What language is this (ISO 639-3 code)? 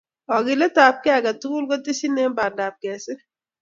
kln